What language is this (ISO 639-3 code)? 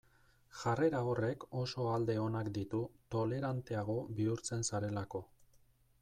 eus